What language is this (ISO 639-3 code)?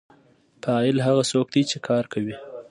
pus